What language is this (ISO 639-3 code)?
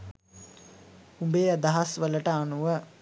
sin